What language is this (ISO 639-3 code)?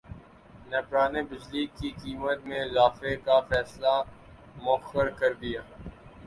urd